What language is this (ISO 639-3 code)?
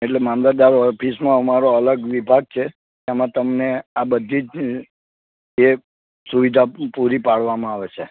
guj